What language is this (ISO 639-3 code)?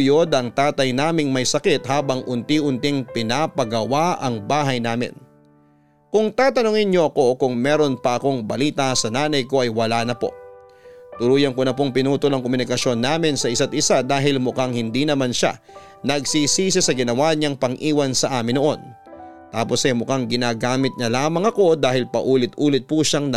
fil